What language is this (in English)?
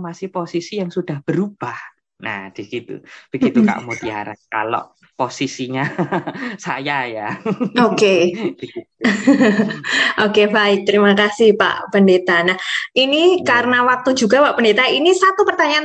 Indonesian